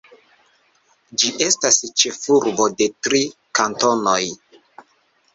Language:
Esperanto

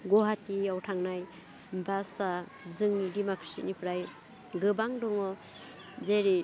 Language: Bodo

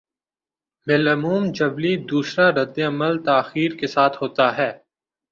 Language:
Urdu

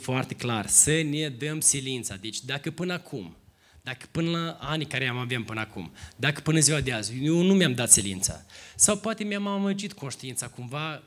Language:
Romanian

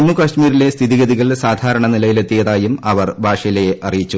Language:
Malayalam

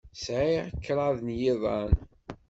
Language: Kabyle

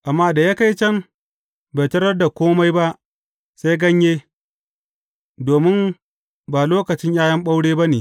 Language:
Hausa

